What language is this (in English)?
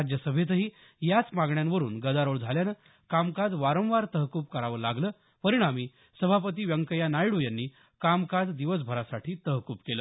Marathi